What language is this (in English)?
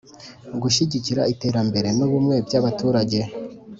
Kinyarwanda